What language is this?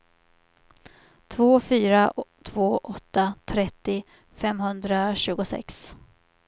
Swedish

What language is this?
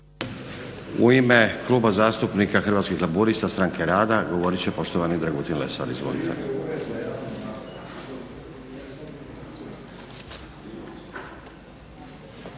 Croatian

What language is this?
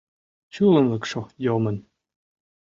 Mari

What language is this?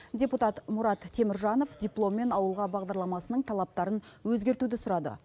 Kazakh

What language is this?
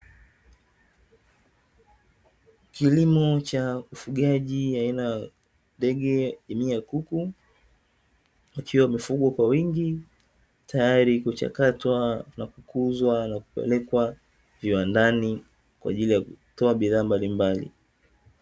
Swahili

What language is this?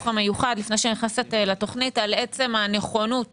Hebrew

